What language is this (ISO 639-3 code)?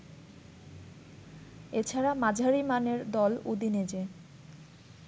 ben